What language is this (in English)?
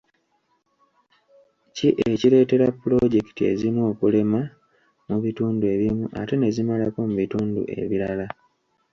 Ganda